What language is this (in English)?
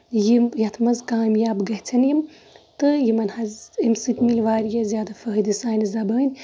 Kashmiri